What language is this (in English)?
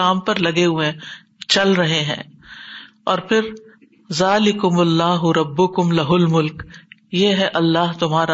Urdu